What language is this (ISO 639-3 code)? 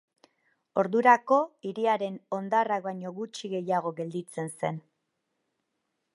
eus